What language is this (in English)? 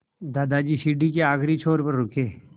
Hindi